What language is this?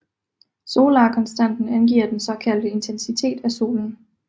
Danish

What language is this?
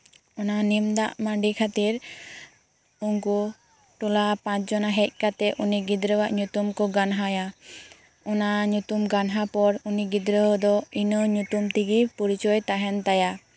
Santali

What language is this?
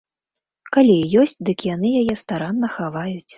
Belarusian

